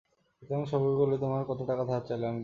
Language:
Bangla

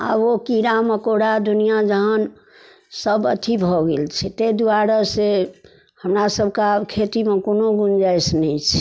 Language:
Maithili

